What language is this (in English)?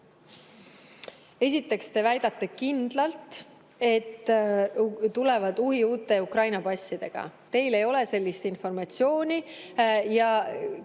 Estonian